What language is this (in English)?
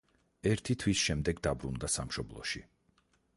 Georgian